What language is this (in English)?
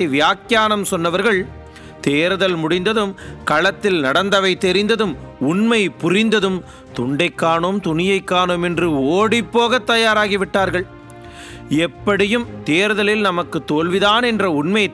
Tamil